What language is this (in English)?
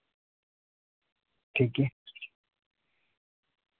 Santali